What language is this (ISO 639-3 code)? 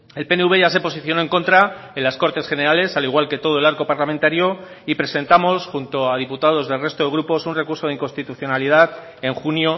spa